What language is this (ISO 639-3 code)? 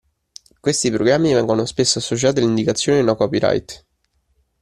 ita